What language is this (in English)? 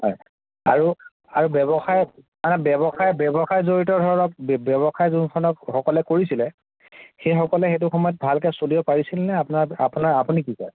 Assamese